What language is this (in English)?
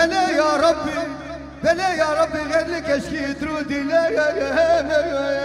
Arabic